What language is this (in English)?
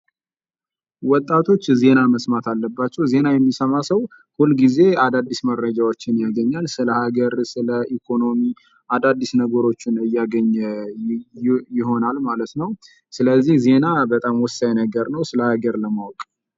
Amharic